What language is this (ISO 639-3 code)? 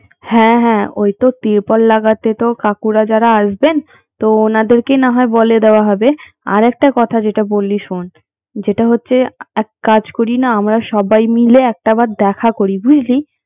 ben